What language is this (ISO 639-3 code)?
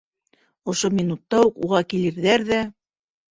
bak